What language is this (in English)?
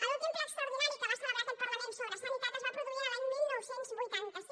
Catalan